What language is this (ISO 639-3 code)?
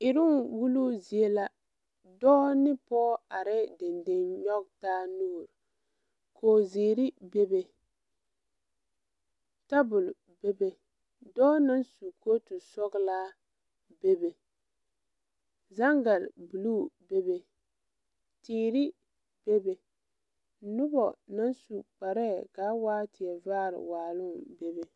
dga